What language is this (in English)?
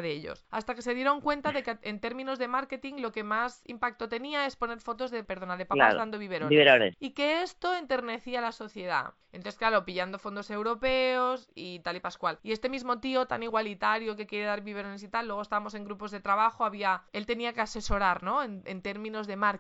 Spanish